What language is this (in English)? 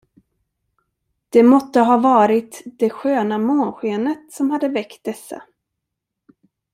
Swedish